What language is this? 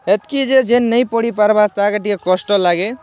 Odia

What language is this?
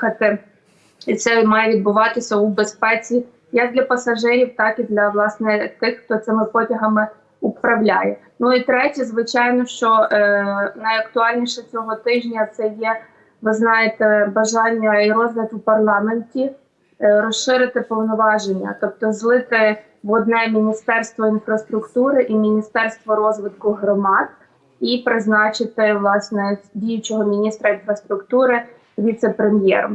Ukrainian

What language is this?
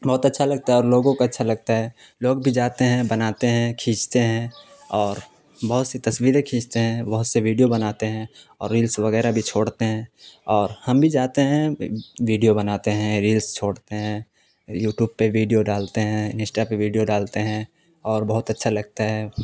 Urdu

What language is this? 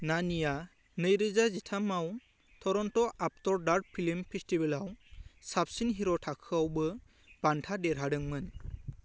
Bodo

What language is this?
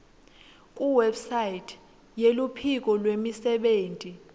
Swati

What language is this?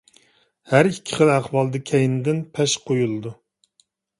Uyghur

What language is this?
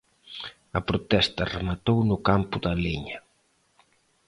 Galician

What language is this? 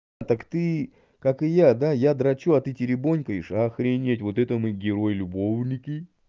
Russian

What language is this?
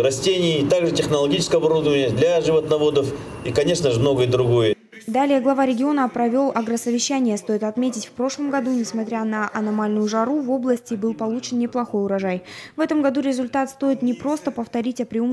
Russian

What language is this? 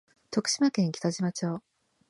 Japanese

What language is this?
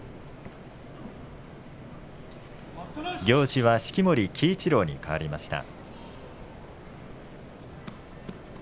Japanese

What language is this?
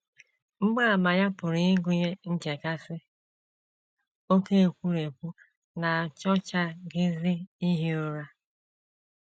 Igbo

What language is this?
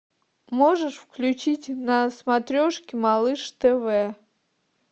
Russian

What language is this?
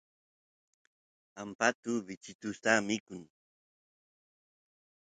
Santiago del Estero Quichua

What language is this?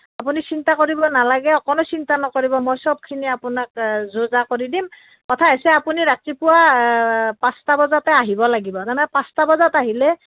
Assamese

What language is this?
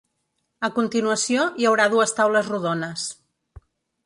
Catalan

